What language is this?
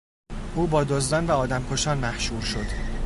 Persian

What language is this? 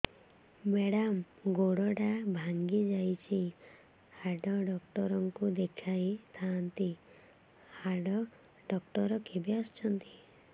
Odia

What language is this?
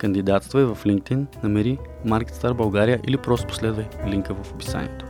Bulgarian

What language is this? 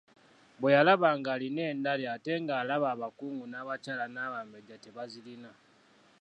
Ganda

